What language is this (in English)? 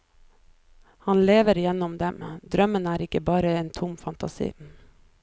Norwegian